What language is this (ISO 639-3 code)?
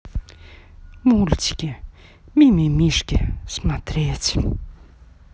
rus